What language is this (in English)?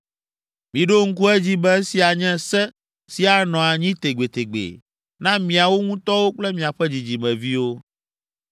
Ewe